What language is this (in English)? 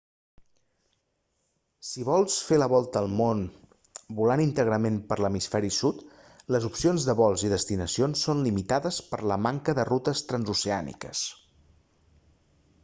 Catalan